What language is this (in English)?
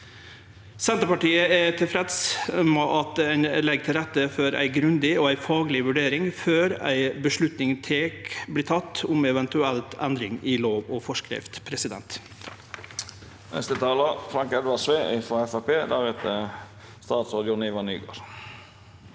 Norwegian